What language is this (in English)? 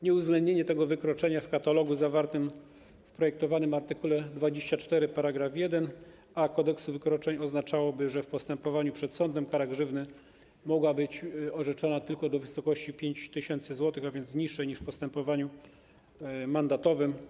Polish